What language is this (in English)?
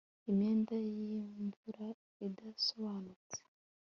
Kinyarwanda